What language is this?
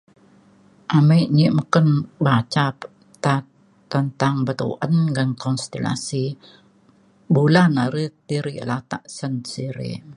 Mainstream Kenyah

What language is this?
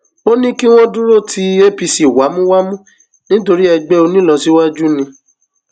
Yoruba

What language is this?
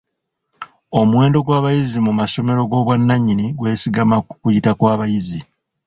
Ganda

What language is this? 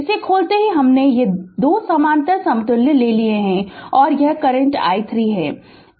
Hindi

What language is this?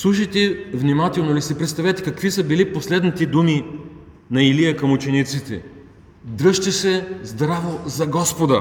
Bulgarian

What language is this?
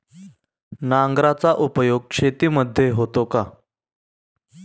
Marathi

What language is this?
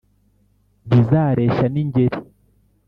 Kinyarwanda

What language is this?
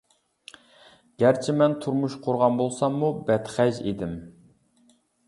Uyghur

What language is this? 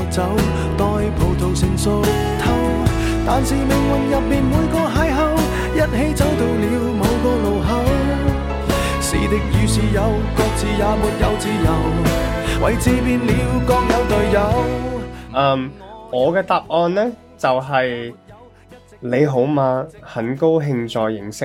Chinese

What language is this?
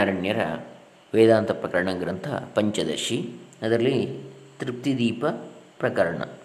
Kannada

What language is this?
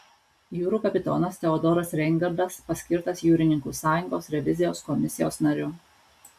Lithuanian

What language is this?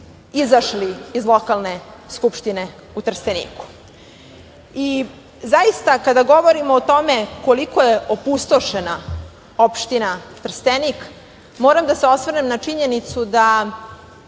Serbian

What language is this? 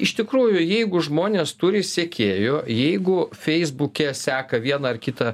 Lithuanian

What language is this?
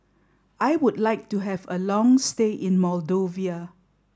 English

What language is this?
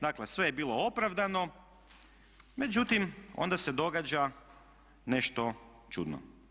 Croatian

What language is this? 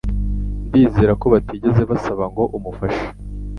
Kinyarwanda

